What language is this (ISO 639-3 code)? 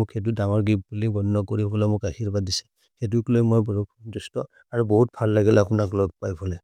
mrr